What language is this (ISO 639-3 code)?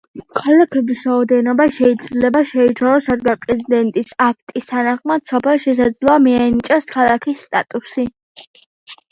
kat